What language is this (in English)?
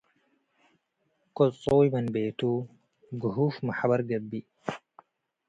Tigre